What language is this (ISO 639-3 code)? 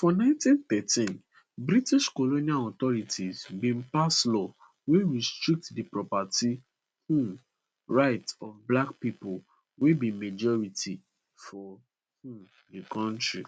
pcm